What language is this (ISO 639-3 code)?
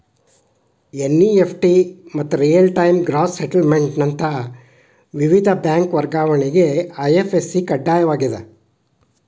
kan